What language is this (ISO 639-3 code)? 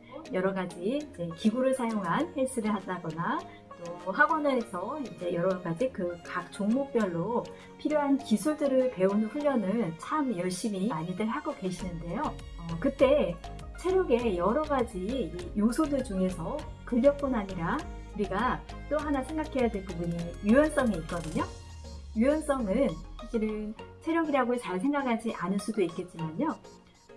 kor